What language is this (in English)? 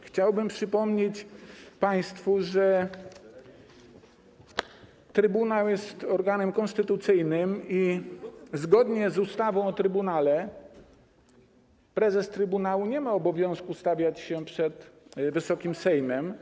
Polish